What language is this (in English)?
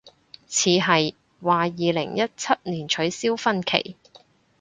Cantonese